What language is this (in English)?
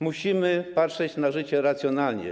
Polish